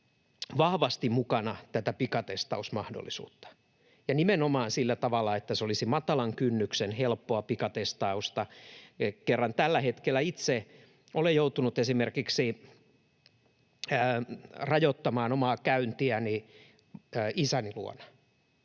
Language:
Finnish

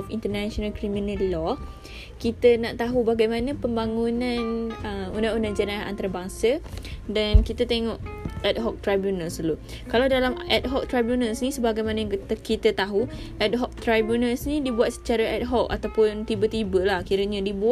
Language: Malay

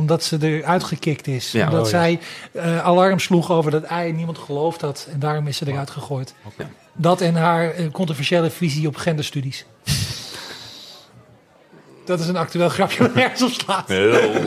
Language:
Dutch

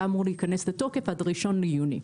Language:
Hebrew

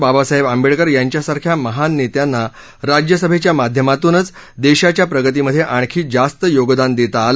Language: Marathi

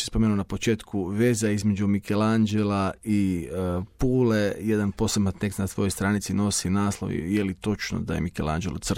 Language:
Croatian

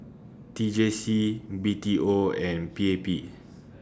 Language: English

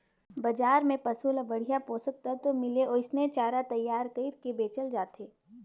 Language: Chhattisgarhi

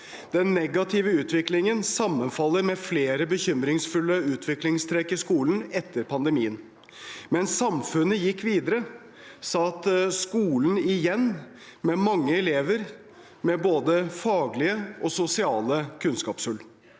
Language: Norwegian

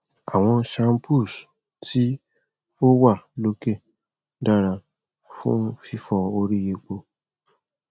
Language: Yoruba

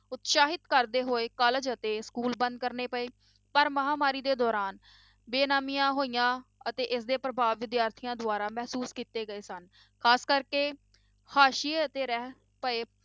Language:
Punjabi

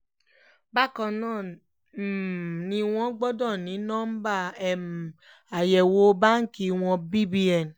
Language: Yoruba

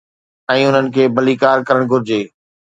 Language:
Sindhi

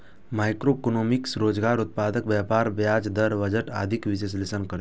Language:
Maithili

